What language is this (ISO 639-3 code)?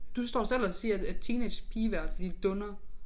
dan